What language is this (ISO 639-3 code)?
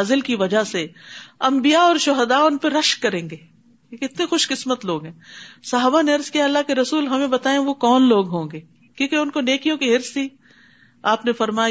urd